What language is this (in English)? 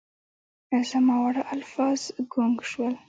Pashto